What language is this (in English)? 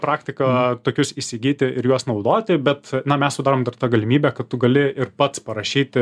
Lithuanian